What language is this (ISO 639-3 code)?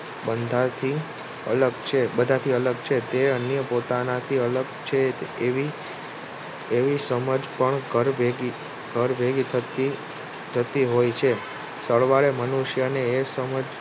guj